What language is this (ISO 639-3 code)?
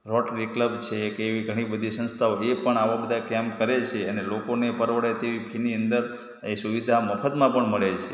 guj